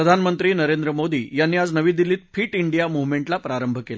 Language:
Marathi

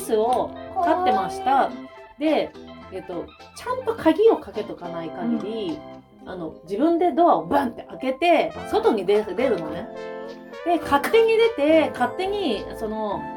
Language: Japanese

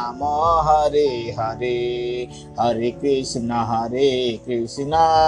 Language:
Bangla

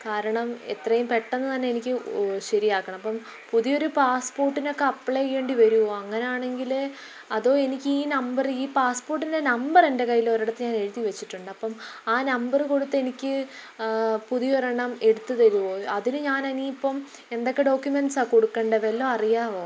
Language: Malayalam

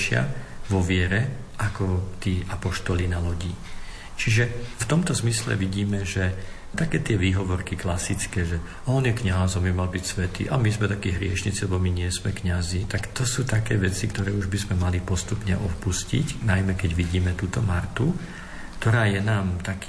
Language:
Slovak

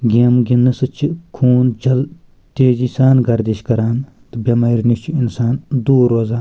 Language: Kashmiri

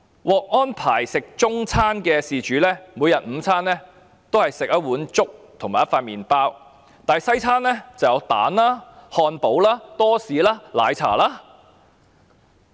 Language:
Cantonese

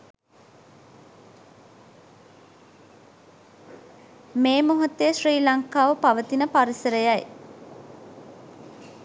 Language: Sinhala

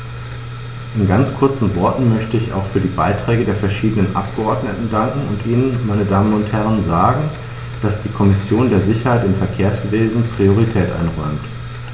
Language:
German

